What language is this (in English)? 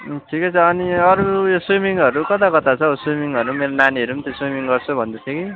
Nepali